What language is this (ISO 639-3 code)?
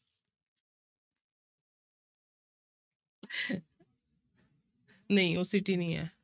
pan